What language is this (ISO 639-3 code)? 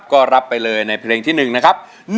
tha